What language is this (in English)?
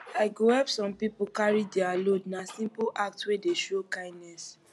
Nigerian Pidgin